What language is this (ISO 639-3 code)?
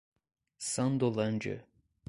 por